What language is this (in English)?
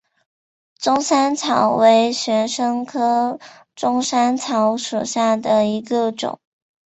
Chinese